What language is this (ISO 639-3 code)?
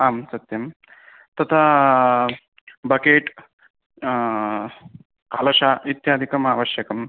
san